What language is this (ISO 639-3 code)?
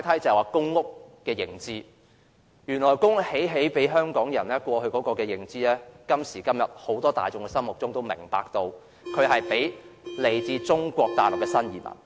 yue